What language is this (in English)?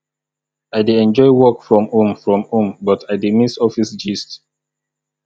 Nigerian Pidgin